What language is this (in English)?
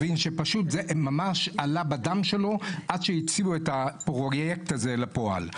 Hebrew